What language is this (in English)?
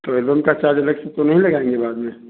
Hindi